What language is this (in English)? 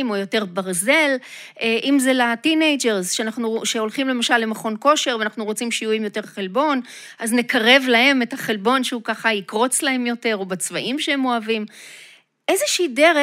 Hebrew